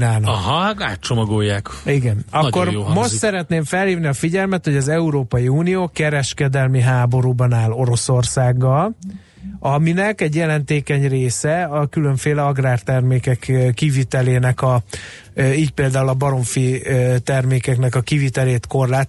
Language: Hungarian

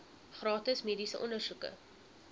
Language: Afrikaans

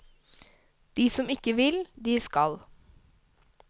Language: Norwegian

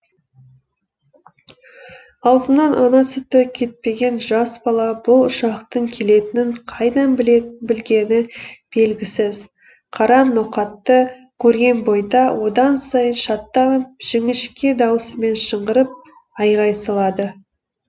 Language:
Kazakh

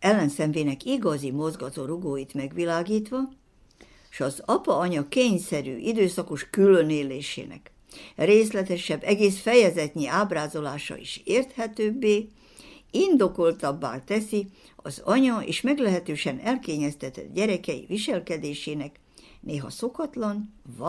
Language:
Hungarian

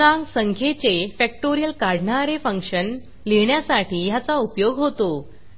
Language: Marathi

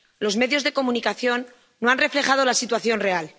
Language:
Spanish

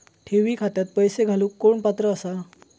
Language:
Marathi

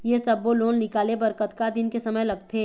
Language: Chhattisgarhi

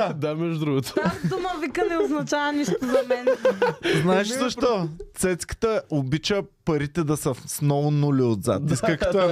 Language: Bulgarian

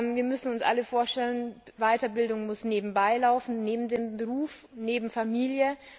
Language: German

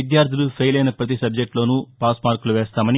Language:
Telugu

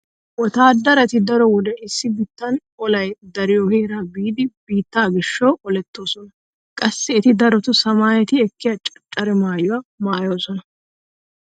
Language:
Wolaytta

